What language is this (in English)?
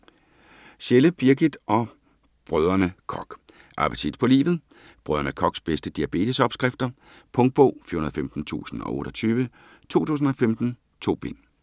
Danish